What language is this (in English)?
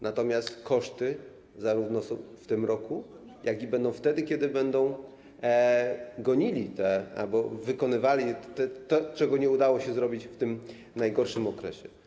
Polish